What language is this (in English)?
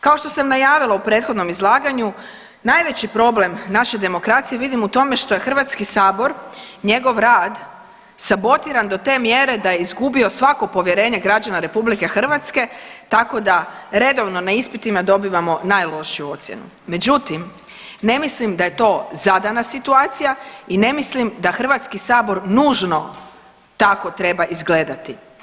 Croatian